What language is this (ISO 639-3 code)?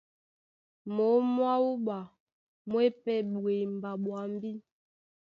dua